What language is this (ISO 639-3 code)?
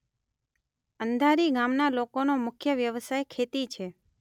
guj